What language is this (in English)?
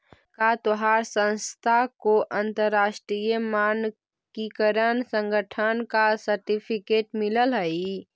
Magahi